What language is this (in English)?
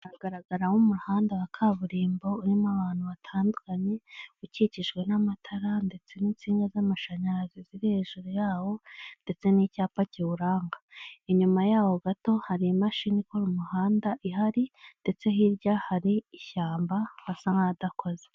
Kinyarwanda